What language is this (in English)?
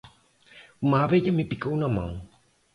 Portuguese